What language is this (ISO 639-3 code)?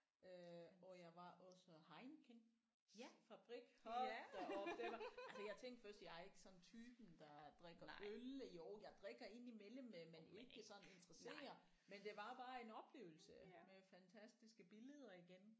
dan